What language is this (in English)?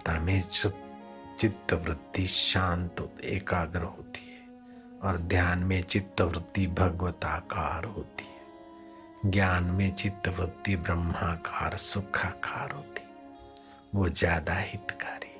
Hindi